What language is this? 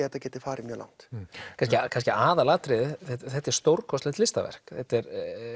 Icelandic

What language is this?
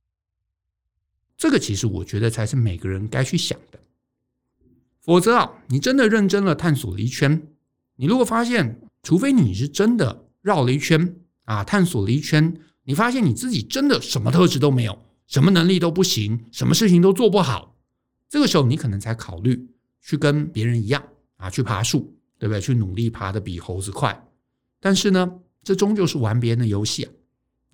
Chinese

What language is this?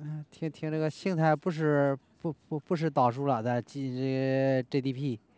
Chinese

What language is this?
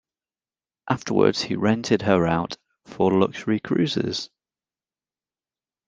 English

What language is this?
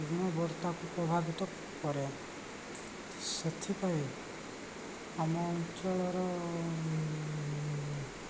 Odia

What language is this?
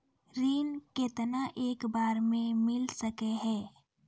Maithili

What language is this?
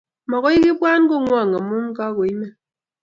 Kalenjin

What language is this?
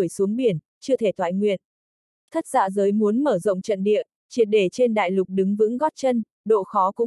Vietnamese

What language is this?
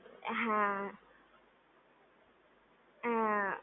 Gujarati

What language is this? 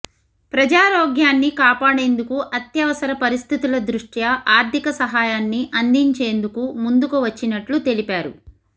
Telugu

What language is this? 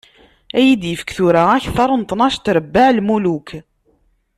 Kabyle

